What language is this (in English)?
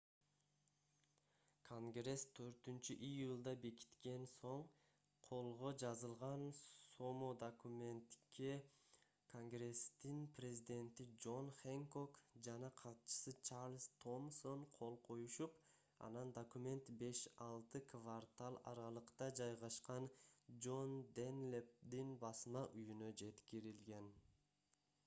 Kyrgyz